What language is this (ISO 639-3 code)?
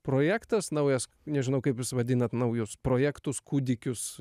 lit